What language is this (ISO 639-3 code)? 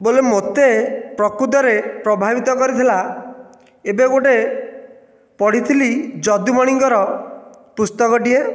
ori